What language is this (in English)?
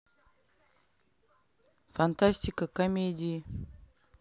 Russian